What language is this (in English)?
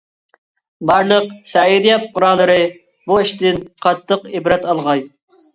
Uyghur